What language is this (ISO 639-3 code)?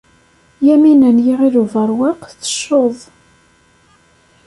kab